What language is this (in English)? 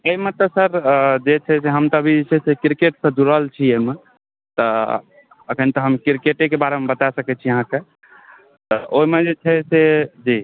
Maithili